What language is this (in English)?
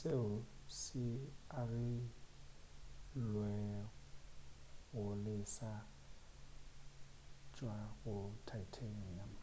Northern Sotho